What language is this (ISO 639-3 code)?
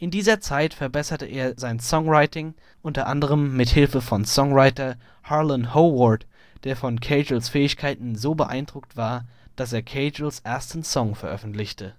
deu